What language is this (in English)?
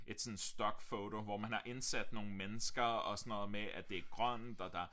Danish